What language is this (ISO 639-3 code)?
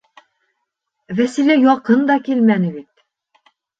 bak